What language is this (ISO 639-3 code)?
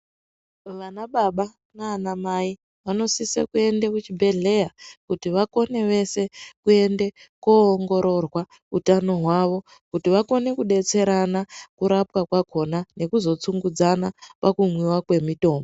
ndc